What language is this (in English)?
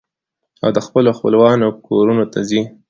Pashto